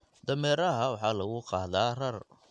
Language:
Somali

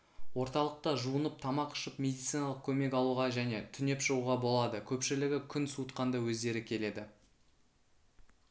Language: Kazakh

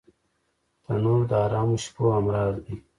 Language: Pashto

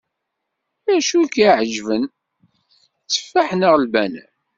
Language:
Kabyle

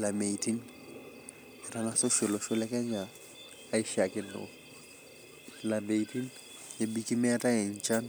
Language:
Masai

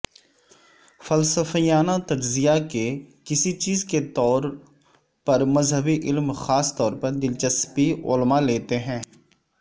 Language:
Urdu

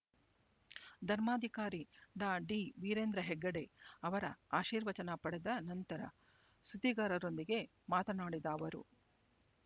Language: Kannada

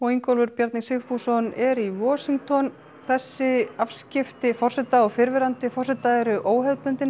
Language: Icelandic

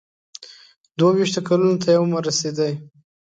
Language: Pashto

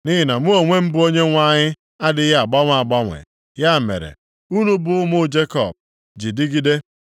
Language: Igbo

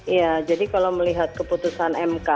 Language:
Indonesian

